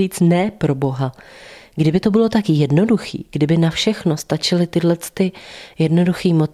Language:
Czech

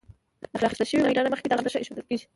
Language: Pashto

